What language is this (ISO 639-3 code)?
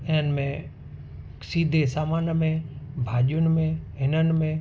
snd